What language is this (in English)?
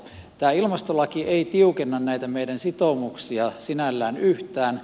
Finnish